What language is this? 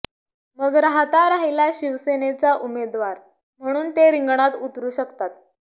Marathi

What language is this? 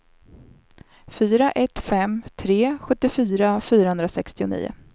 Swedish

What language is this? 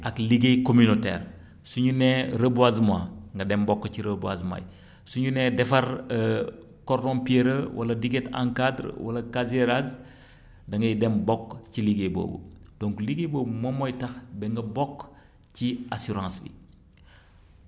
Wolof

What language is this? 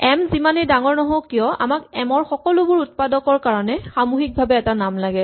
Assamese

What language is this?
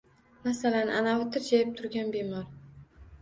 Uzbek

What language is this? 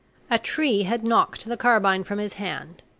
English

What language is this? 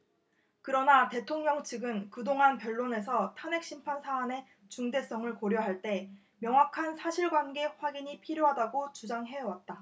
Korean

